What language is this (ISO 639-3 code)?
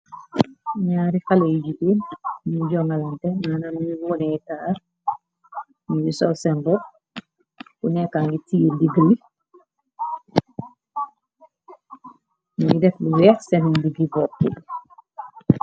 wol